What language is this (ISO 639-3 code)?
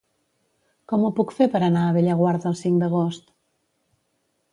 cat